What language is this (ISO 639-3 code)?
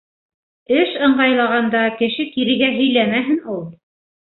bak